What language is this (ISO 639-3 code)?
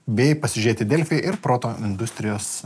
lit